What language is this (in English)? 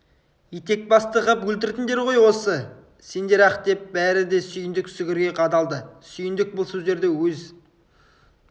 Kazakh